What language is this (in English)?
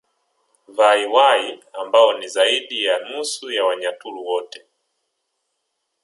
Swahili